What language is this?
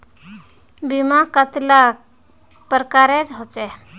Magahi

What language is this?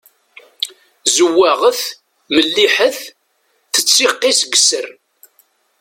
Kabyle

